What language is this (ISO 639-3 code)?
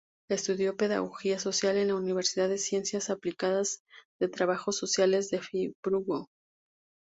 spa